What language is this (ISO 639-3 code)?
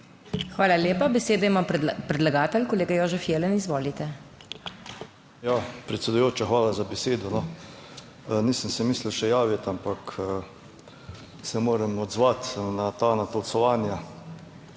slv